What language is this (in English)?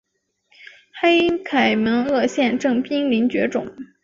Chinese